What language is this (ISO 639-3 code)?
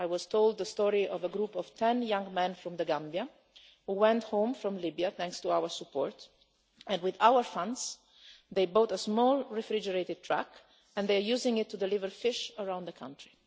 eng